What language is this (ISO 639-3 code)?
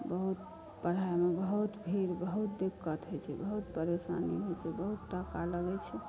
mai